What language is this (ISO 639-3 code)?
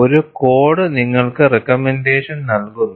mal